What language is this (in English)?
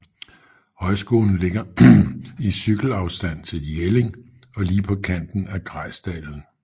Danish